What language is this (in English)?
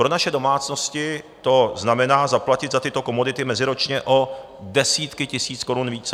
Czech